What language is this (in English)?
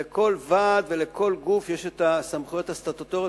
Hebrew